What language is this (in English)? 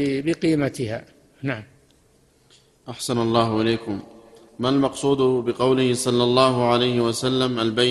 Arabic